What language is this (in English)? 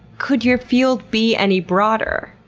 English